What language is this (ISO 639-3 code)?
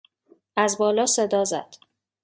fas